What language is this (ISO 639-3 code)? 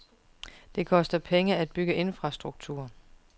dan